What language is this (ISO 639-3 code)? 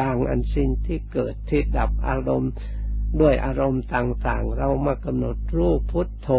tha